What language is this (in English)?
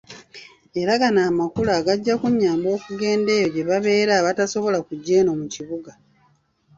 Ganda